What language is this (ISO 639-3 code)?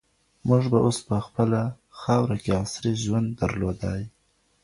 pus